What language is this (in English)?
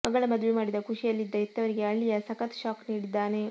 Kannada